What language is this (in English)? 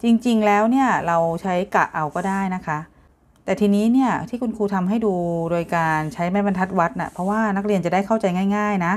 Thai